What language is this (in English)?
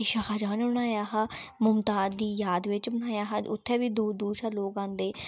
Dogri